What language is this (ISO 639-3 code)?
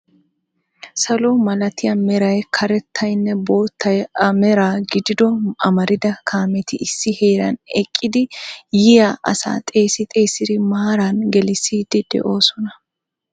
wal